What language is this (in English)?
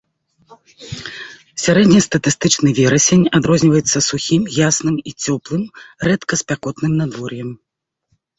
Belarusian